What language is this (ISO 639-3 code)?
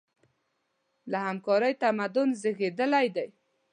pus